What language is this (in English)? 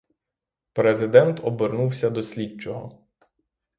Ukrainian